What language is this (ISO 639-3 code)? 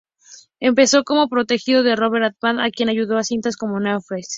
spa